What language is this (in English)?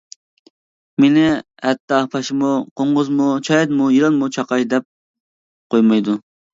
Uyghur